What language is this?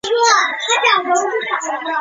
Chinese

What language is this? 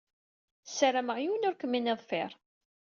Kabyle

